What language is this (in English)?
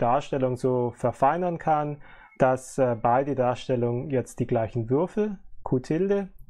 German